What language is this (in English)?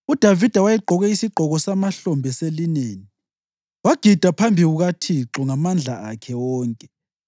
North Ndebele